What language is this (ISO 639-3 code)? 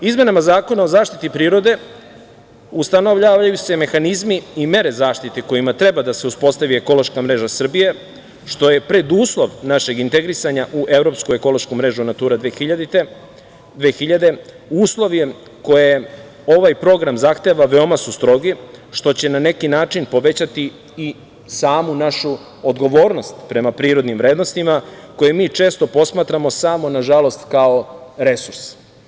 srp